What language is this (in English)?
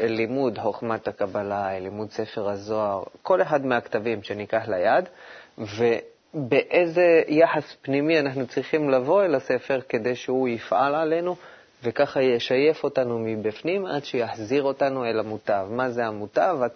Hebrew